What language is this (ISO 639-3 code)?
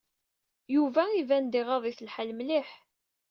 kab